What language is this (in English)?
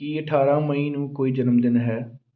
Punjabi